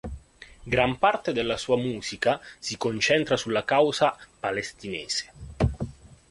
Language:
Italian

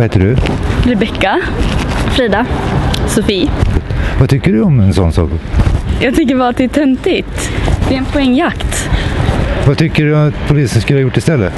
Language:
Swedish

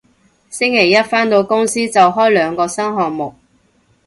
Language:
Cantonese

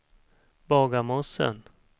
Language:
Swedish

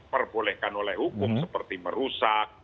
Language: Indonesian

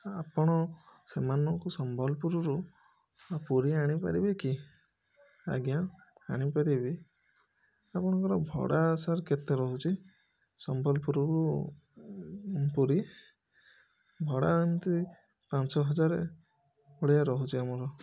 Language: Odia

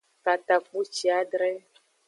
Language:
Aja (Benin)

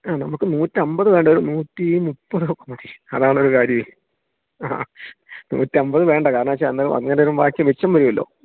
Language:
Malayalam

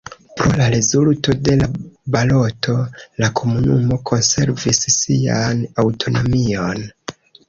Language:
Esperanto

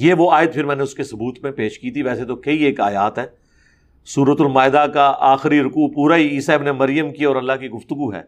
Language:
Urdu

